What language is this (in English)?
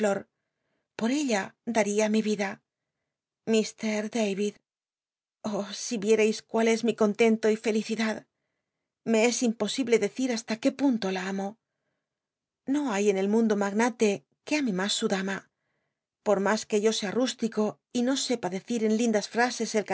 Spanish